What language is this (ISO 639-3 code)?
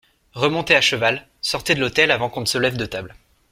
fra